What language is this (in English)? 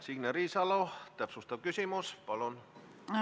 Estonian